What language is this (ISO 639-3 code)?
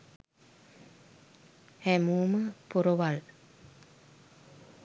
sin